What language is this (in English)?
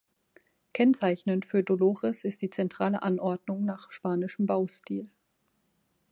German